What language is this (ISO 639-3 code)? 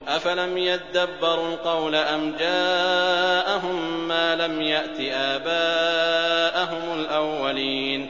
ara